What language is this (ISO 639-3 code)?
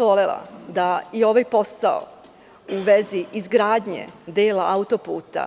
srp